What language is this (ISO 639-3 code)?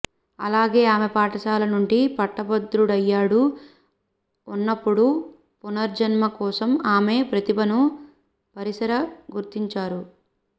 tel